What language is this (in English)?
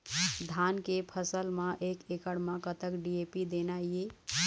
Chhattisgarhi